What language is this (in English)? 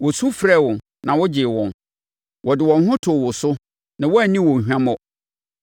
Akan